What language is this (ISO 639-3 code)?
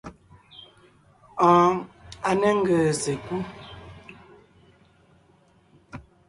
nnh